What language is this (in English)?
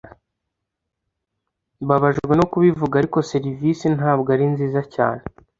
Kinyarwanda